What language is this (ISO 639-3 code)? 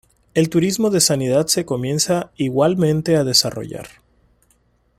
spa